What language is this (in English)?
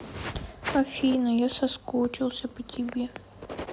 Russian